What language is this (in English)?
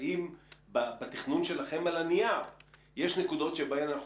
Hebrew